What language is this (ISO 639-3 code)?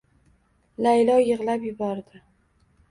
uzb